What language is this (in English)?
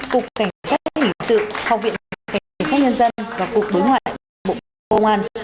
Vietnamese